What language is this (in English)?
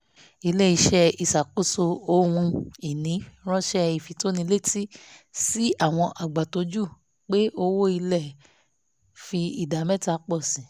Yoruba